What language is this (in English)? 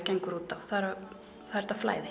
Icelandic